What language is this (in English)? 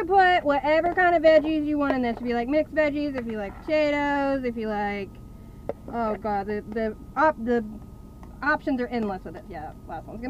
English